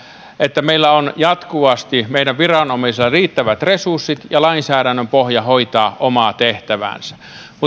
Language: Finnish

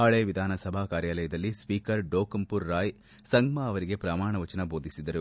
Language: Kannada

